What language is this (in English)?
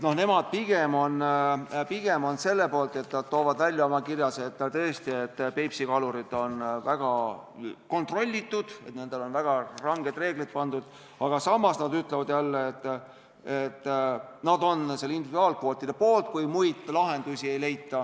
Estonian